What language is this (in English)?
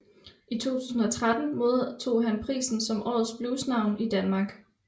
Danish